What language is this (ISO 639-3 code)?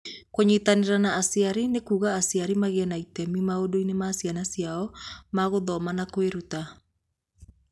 kik